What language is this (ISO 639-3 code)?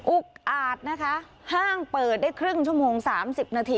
tha